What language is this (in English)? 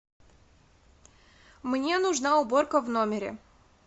Russian